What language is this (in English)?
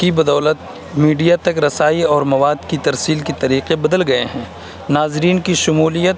Urdu